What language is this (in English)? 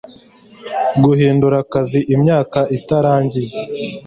Kinyarwanda